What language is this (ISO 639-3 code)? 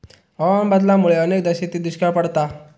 mar